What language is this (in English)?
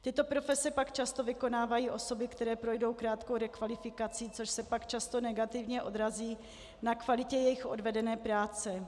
Czech